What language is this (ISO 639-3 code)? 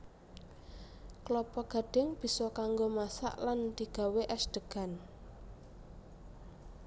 jav